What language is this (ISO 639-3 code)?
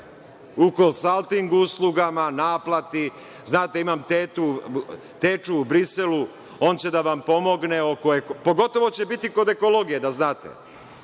srp